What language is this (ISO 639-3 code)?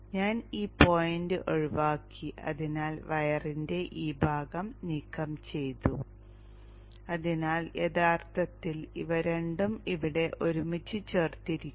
mal